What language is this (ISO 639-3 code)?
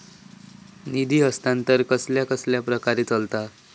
mar